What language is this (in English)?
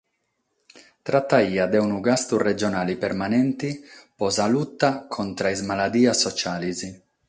Sardinian